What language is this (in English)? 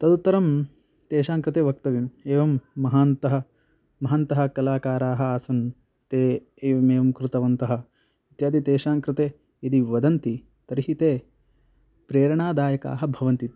Sanskrit